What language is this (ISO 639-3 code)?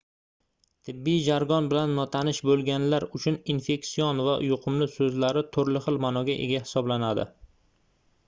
uzb